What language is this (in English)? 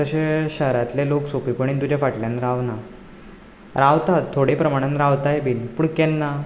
Konkani